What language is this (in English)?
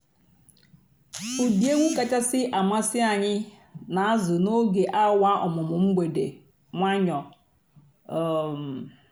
Igbo